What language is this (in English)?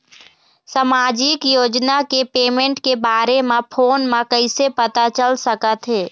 Chhattisgarhi